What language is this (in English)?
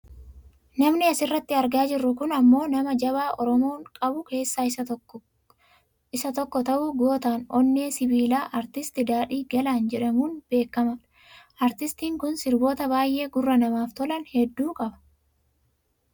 Oromo